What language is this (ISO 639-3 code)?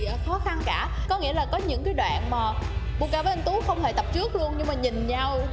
vie